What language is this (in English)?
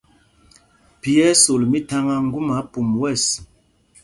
Mpumpong